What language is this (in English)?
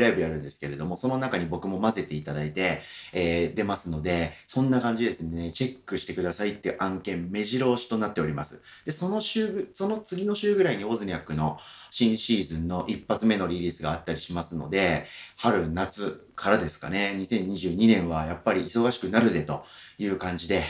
Japanese